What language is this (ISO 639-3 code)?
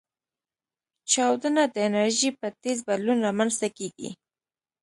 pus